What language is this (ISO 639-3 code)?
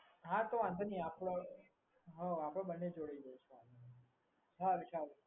guj